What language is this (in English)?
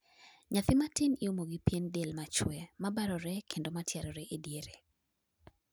Luo (Kenya and Tanzania)